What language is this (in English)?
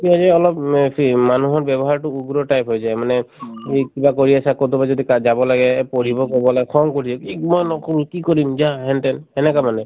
Assamese